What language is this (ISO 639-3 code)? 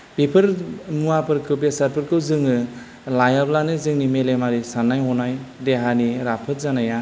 brx